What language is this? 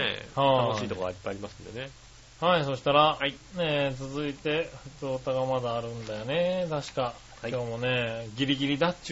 Japanese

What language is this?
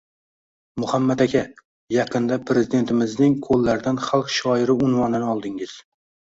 Uzbek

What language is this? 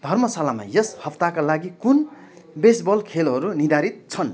Nepali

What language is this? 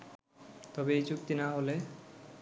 Bangla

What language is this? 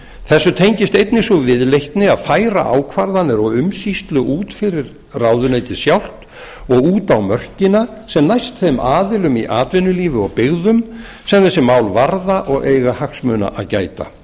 Icelandic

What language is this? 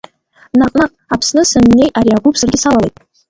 Abkhazian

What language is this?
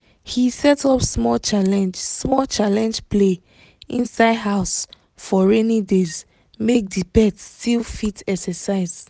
Nigerian Pidgin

